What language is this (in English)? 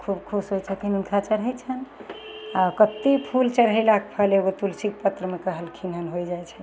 Maithili